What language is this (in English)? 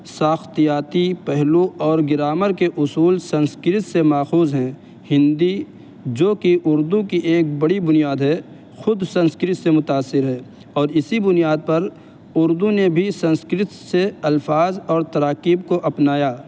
Urdu